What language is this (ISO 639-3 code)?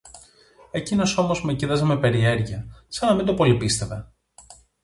ell